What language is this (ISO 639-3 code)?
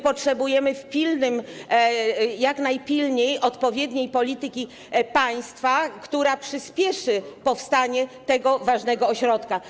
pol